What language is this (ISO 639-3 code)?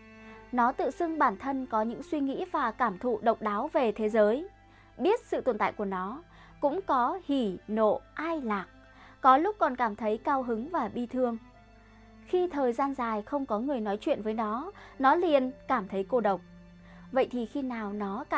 vie